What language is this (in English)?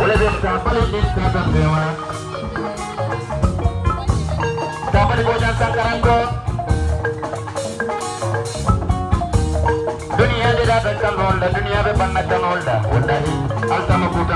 Indonesian